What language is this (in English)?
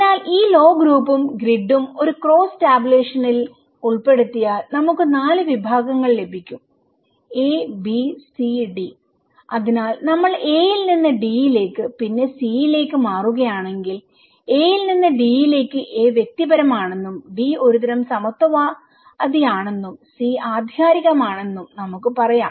Malayalam